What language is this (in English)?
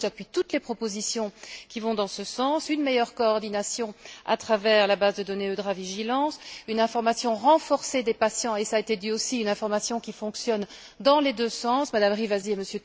French